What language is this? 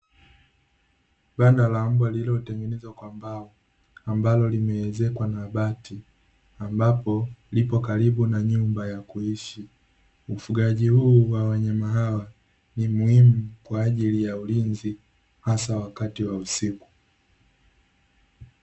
Swahili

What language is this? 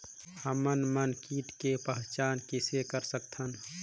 Chhattisgarhi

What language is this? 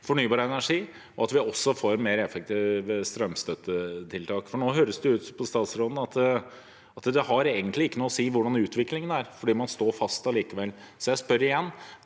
Norwegian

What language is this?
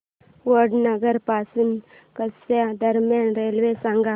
Marathi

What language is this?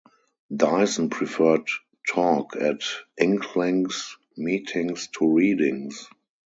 English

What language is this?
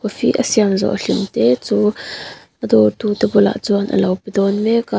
Mizo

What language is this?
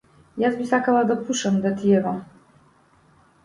Macedonian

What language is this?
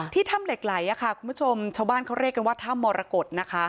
Thai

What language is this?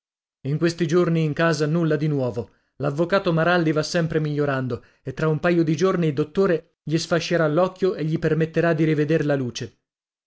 Italian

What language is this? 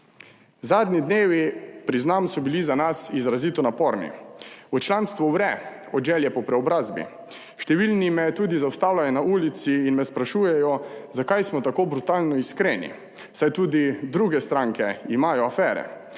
Slovenian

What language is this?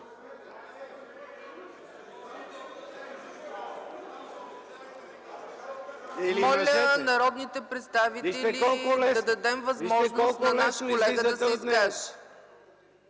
Bulgarian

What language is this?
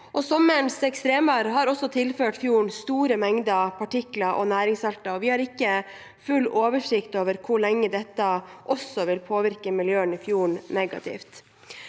Norwegian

